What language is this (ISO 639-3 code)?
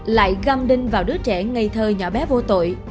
vie